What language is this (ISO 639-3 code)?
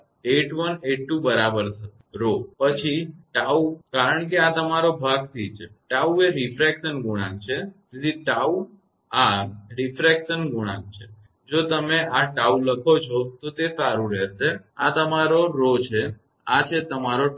guj